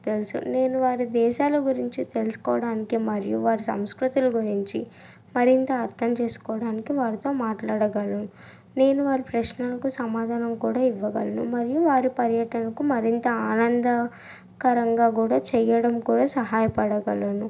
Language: Telugu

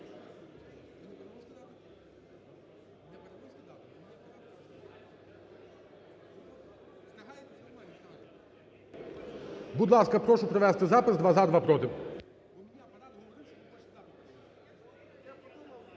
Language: Ukrainian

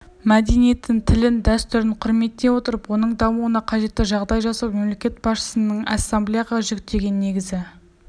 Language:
Kazakh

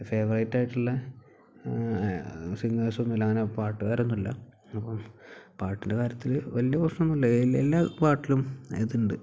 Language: Malayalam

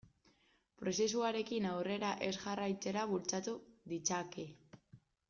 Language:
Basque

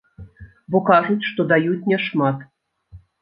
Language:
Belarusian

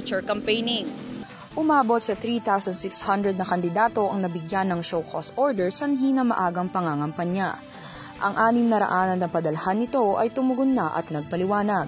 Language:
Filipino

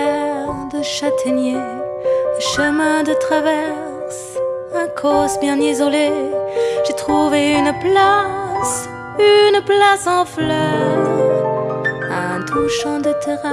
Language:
French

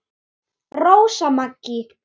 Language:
Icelandic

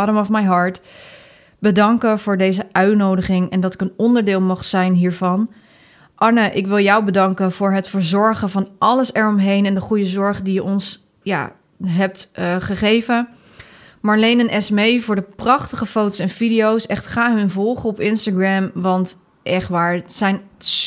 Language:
Dutch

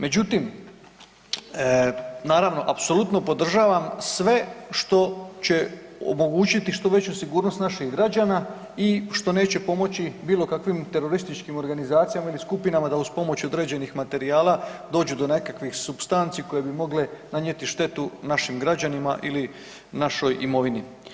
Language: Croatian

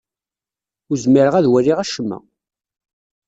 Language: Kabyle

